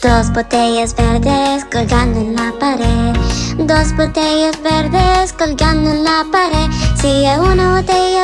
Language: Spanish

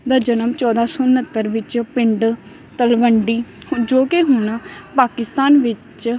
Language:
Punjabi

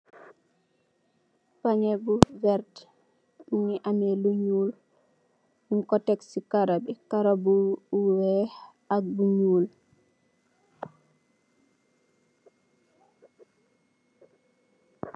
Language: Wolof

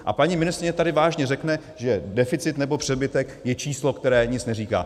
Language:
Czech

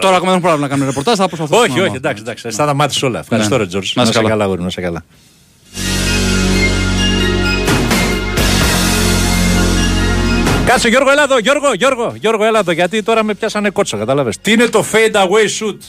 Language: Greek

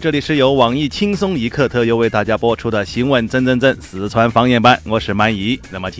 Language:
Chinese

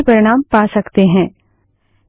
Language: Hindi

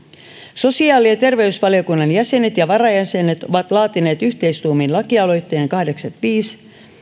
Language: Finnish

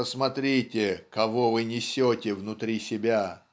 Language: Russian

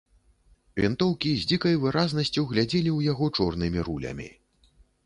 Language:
Belarusian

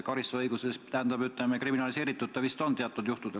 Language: Estonian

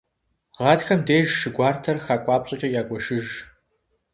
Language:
Kabardian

